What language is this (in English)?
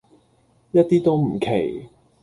Cantonese